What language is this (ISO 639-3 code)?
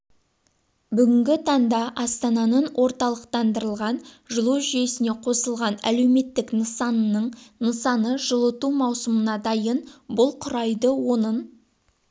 kaz